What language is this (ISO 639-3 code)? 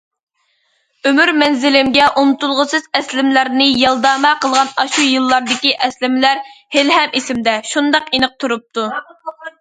uig